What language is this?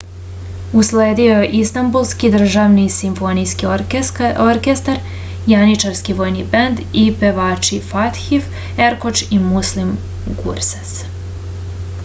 Serbian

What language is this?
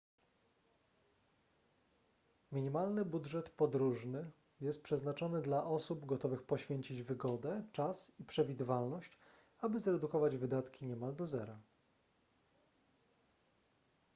Polish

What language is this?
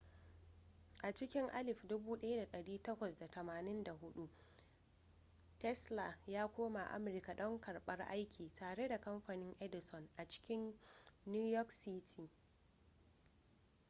Hausa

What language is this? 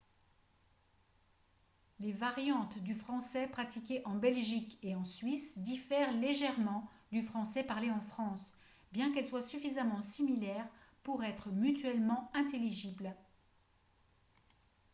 French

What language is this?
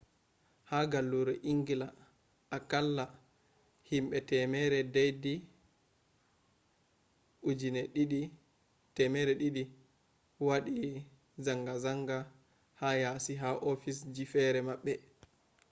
Fula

